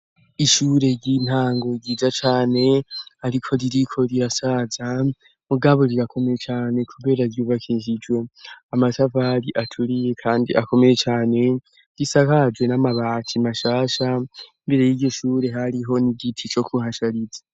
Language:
Rundi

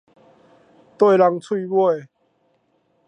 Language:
Min Nan Chinese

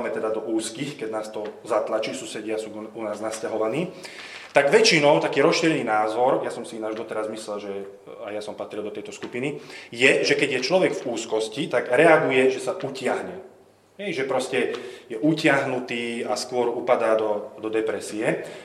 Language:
Slovak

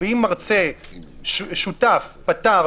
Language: Hebrew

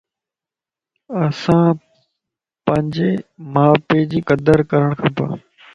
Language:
Lasi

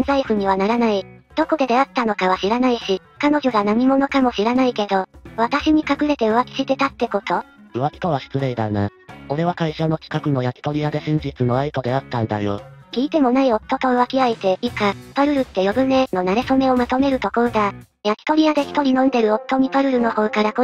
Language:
Japanese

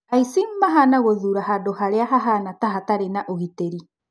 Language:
Kikuyu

